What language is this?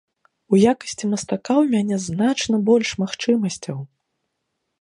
Belarusian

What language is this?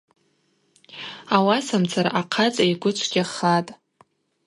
Abaza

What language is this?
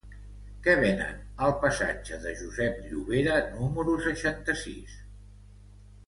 Catalan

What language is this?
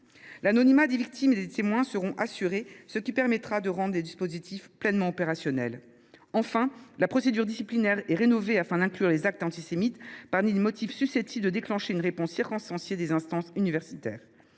French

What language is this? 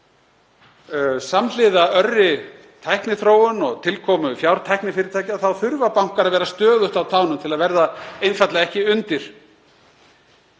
Icelandic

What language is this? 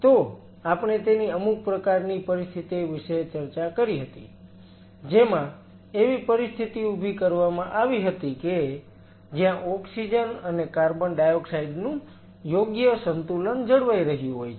Gujarati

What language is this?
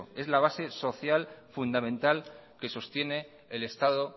Spanish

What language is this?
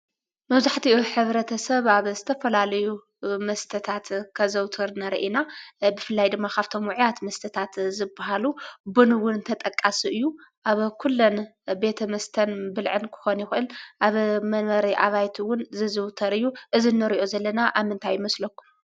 Tigrinya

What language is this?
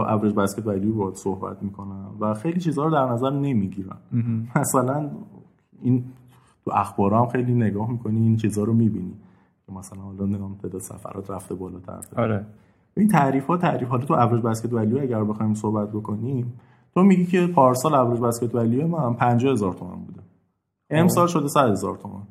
Persian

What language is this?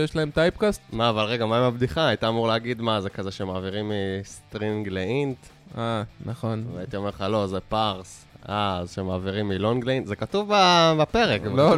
Hebrew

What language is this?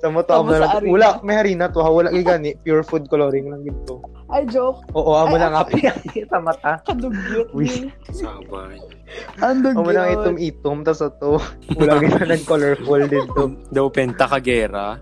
Filipino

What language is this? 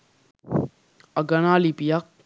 Sinhala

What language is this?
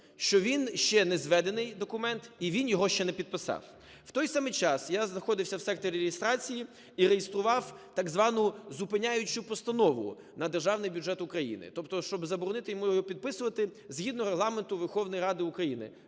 Ukrainian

